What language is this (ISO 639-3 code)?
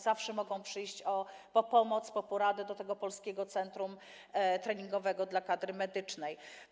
pol